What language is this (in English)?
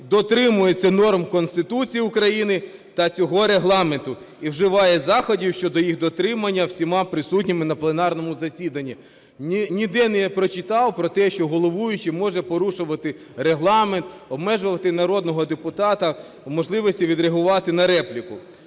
Ukrainian